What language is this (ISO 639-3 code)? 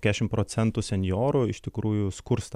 lit